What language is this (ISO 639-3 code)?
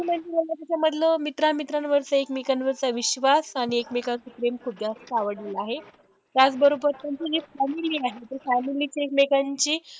mar